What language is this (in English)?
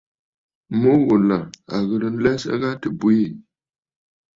Bafut